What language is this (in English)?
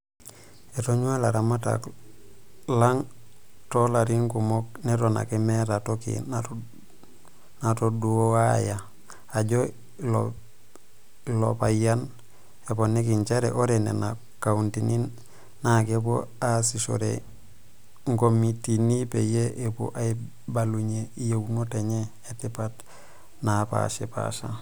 Masai